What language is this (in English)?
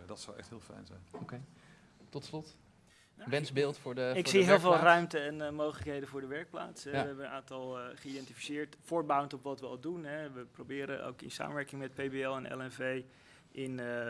Dutch